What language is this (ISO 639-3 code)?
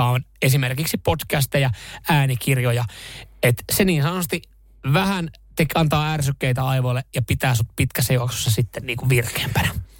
fin